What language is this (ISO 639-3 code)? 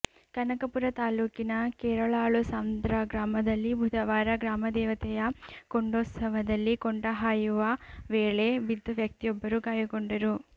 kan